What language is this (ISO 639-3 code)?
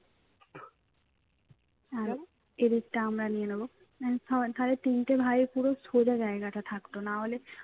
ben